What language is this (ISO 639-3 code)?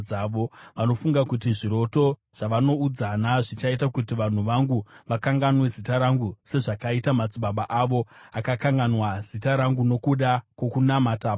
sna